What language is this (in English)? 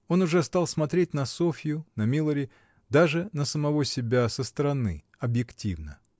Russian